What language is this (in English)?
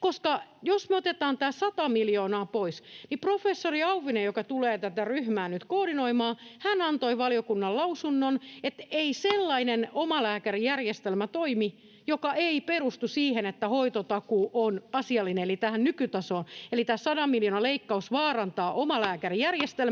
Finnish